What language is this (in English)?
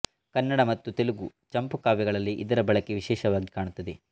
Kannada